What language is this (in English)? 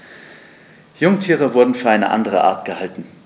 German